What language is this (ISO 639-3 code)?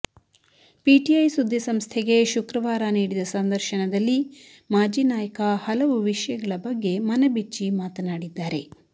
kan